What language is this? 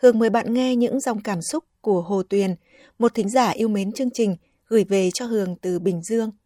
Vietnamese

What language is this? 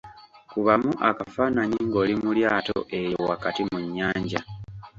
Ganda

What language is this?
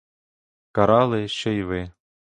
Ukrainian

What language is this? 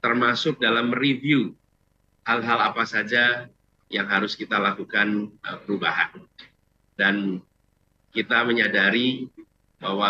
Indonesian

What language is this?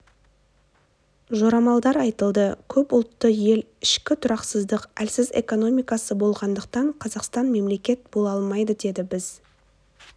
Kazakh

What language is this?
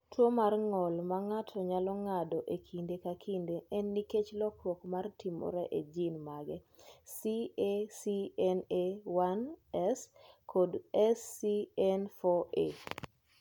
Luo (Kenya and Tanzania)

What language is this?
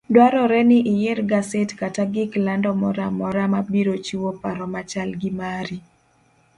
Luo (Kenya and Tanzania)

